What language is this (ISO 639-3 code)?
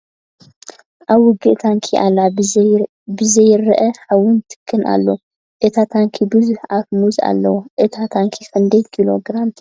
tir